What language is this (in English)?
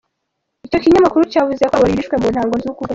Kinyarwanda